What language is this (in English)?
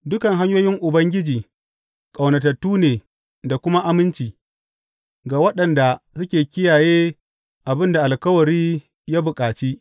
Hausa